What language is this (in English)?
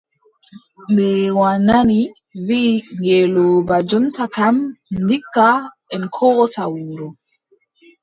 Adamawa Fulfulde